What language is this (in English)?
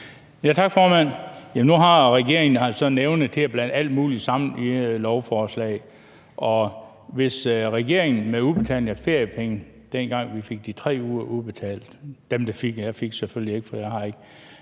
Danish